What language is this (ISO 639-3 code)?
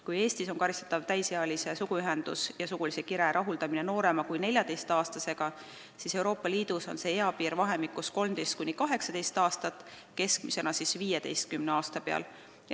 est